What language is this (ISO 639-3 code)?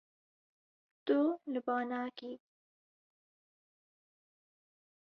kur